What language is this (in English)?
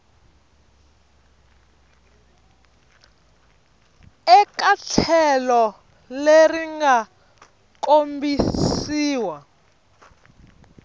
Tsonga